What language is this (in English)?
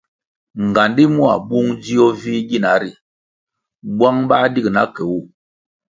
Kwasio